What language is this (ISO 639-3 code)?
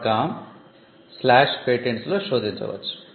tel